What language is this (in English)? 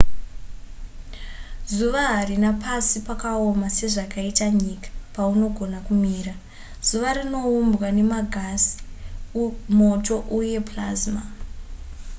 Shona